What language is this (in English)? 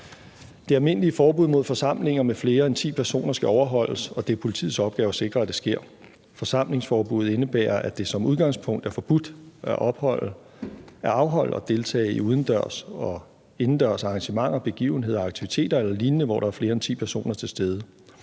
Danish